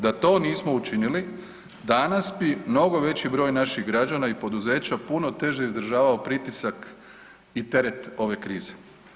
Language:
Croatian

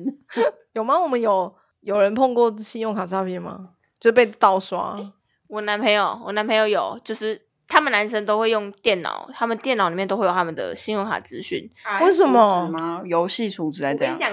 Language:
Chinese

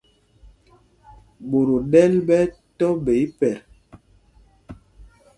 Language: Mpumpong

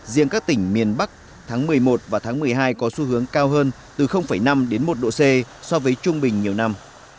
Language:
Vietnamese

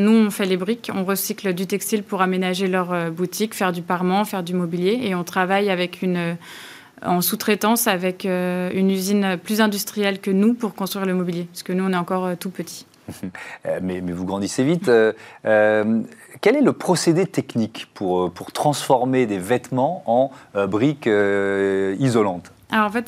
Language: French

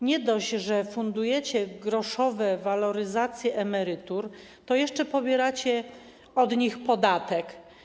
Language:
Polish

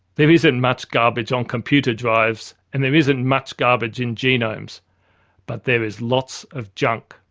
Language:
English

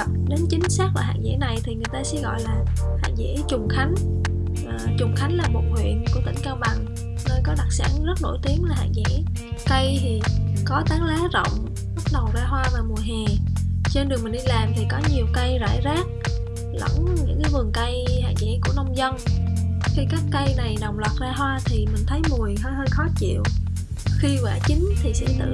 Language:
Vietnamese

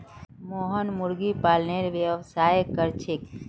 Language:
Magahi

